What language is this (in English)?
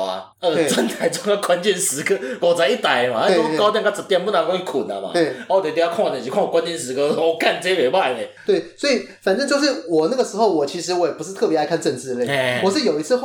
Chinese